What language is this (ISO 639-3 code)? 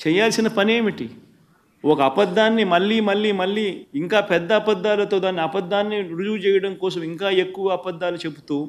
tel